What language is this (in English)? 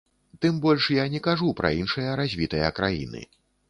Belarusian